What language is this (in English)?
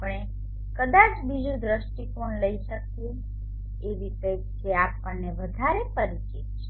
Gujarati